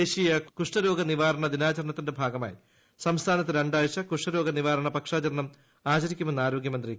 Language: Malayalam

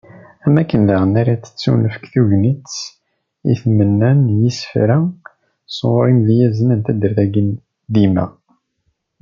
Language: Kabyle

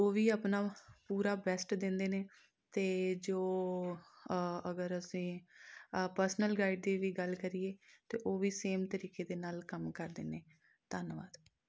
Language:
Punjabi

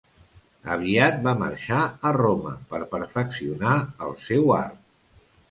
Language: Catalan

